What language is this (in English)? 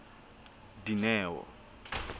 Southern Sotho